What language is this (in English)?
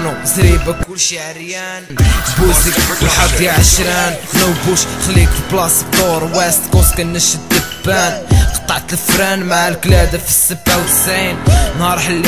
Arabic